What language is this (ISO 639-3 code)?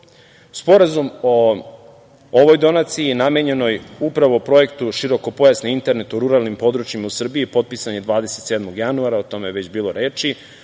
srp